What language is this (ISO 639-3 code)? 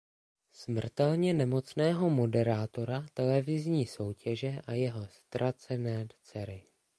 ces